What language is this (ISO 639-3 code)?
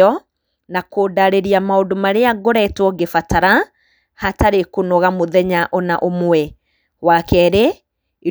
kik